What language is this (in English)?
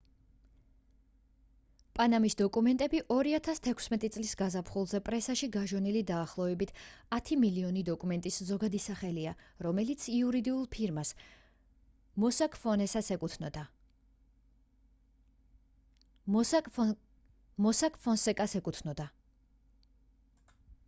Georgian